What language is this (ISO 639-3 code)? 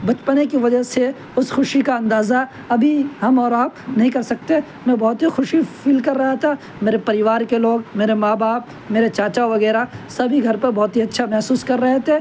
urd